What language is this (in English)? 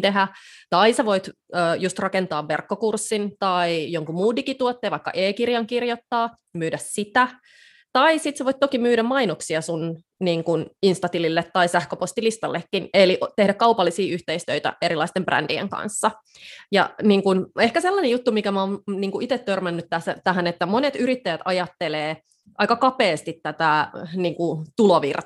Finnish